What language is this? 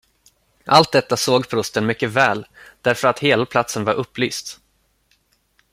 Swedish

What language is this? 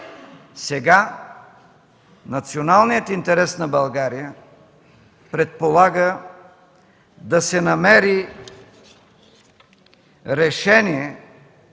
Bulgarian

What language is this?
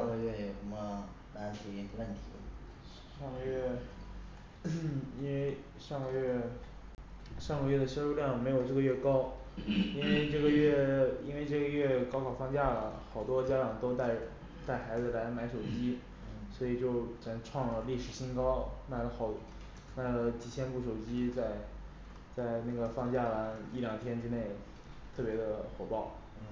Chinese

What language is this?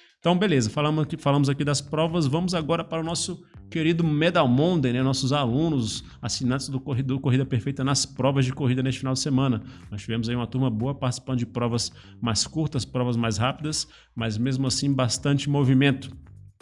Portuguese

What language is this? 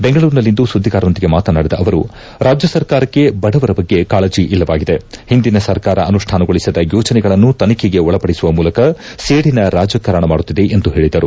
Kannada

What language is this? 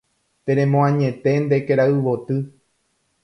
Guarani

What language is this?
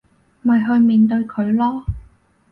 Cantonese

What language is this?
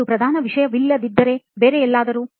Kannada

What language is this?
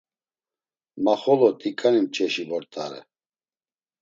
Laz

